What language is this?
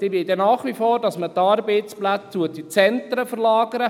Swiss German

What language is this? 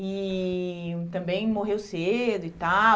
Portuguese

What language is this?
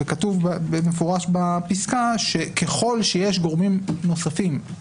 Hebrew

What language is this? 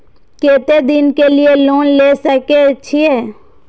Maithili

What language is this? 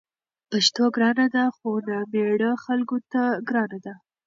Pashto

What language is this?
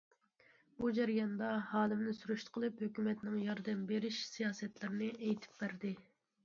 Uyghur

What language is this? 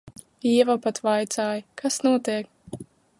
Latvian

